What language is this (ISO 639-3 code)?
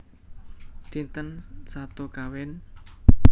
jav